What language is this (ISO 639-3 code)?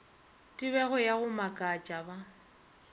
nso